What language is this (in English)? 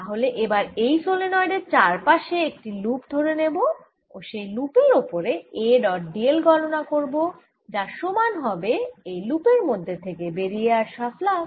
Bangla